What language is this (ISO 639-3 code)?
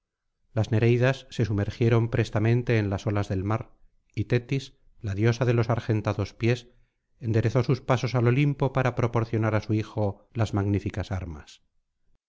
spa